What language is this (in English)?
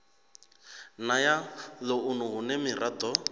Venda